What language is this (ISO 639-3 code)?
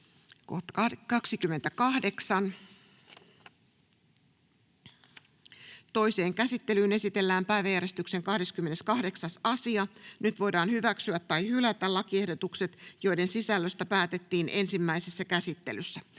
fin